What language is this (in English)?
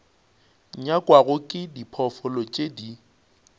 Northern Sotho